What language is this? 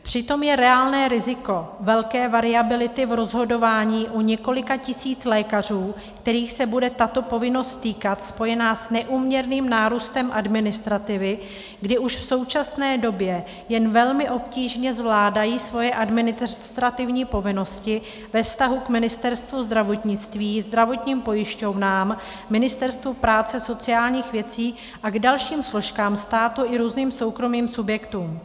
Czech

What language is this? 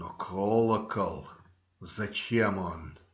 Russian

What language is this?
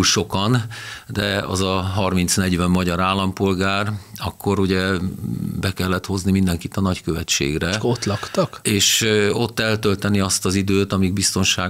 Hungarian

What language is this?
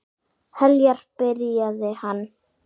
Icelandic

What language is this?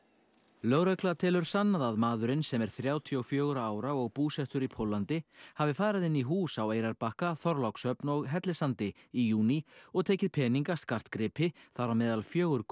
Icelandic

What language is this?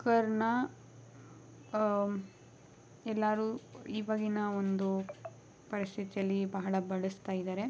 Kannada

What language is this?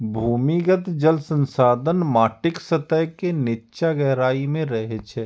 Maithili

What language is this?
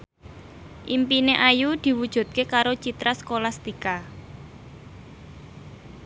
Javanese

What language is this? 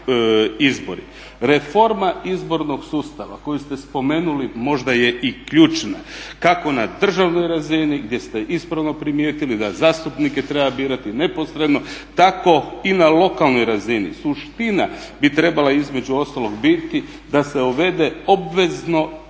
Croatian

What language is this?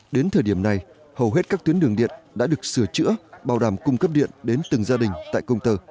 Vietnamese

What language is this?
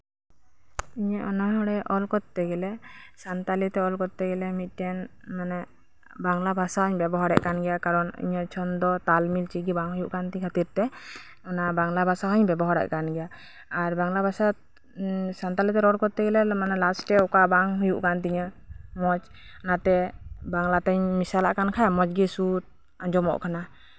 Santali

